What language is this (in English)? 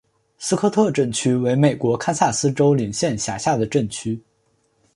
Chinese